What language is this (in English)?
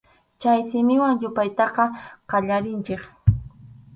Arequipa-La Unión Quechua